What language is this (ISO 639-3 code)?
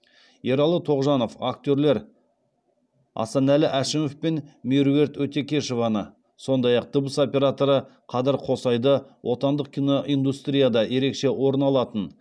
kaz